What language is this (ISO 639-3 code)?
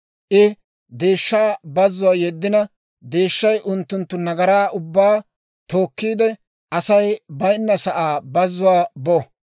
dwr